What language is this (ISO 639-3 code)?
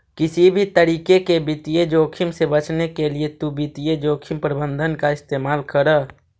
mag